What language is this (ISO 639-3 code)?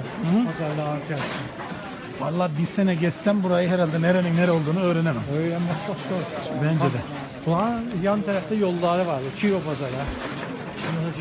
tur